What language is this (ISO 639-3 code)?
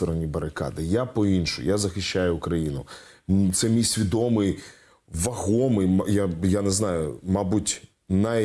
ukr